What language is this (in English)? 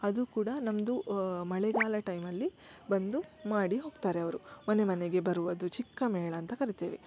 Kannada